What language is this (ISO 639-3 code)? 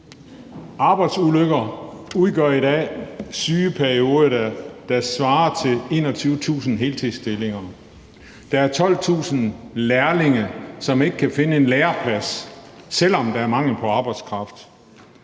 dan